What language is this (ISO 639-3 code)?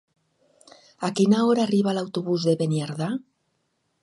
cat